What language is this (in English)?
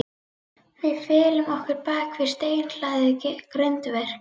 Icelandic